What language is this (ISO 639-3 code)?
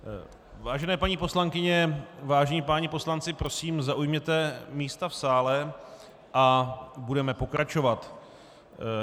ces